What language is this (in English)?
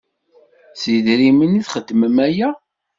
Kabyle